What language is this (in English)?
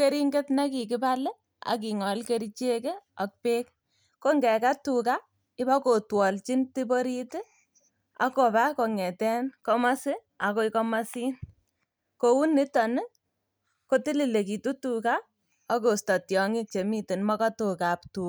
Kalenjin